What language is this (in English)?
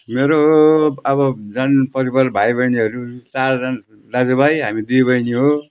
Nepali